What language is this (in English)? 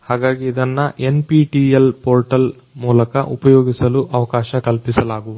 Kannada